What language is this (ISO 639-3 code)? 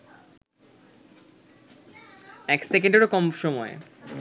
ben